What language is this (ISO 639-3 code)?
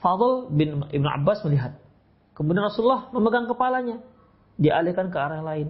ind